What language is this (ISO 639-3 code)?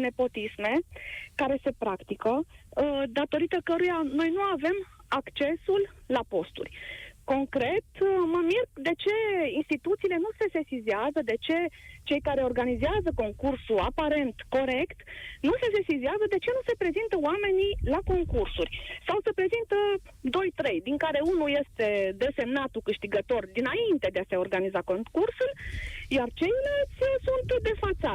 ron